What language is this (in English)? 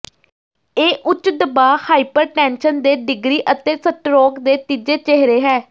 Punjabi